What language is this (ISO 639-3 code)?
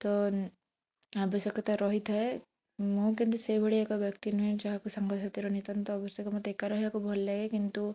ori